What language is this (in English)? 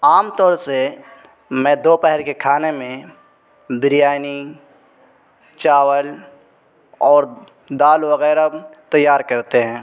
Urdu